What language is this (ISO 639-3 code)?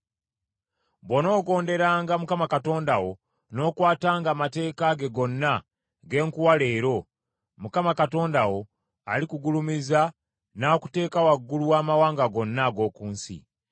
lug